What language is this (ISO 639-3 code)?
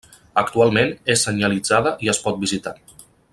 cat